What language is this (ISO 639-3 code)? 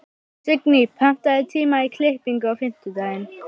isl